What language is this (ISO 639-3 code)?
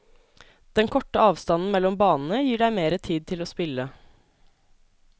nor